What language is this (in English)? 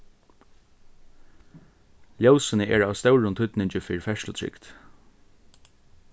Faroese